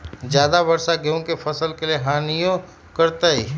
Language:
Magahi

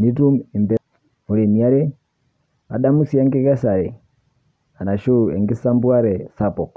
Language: Masai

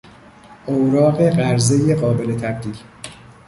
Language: Persian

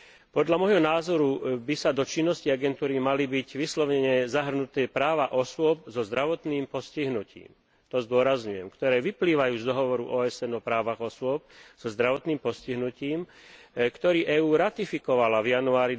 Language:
Slovak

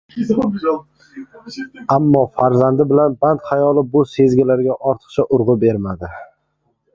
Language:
Uzbek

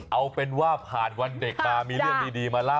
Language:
Thai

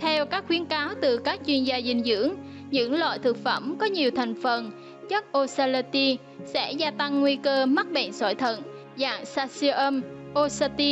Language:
Vietnamese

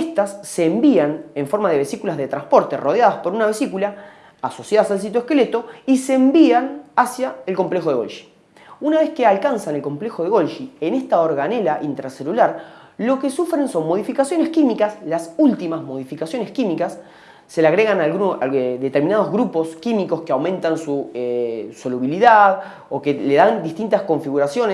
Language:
Spanish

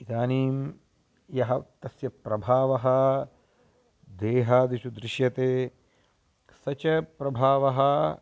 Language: Sanskrit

